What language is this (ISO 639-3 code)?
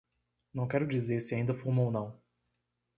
por